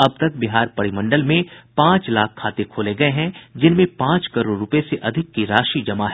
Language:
Hindi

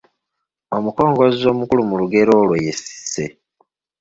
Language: Ganda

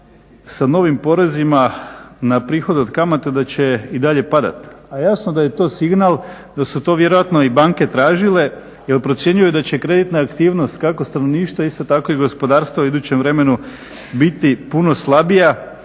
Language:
Croatian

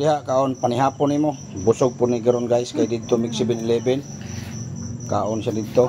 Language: Indonesian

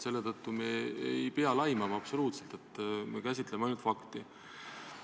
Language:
Estonian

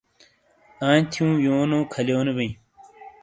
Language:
Shina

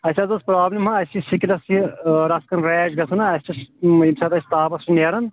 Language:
Kashmiri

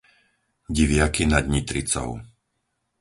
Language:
Slovak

